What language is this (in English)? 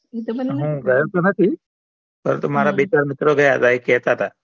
Gujarati